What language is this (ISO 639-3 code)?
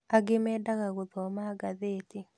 kik